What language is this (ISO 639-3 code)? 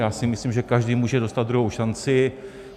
ces